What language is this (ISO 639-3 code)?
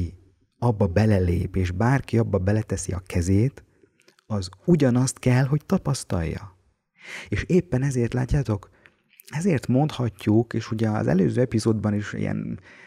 hun